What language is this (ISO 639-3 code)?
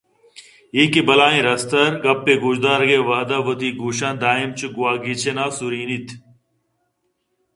bgp